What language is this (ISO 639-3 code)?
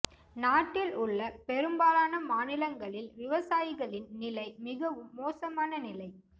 tam